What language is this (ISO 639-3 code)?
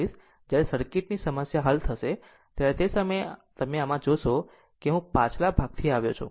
guj